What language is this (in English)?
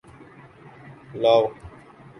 Urdu